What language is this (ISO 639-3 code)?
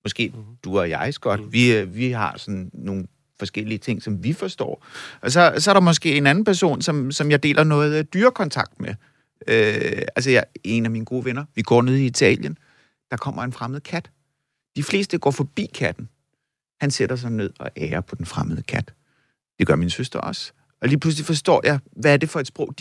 dan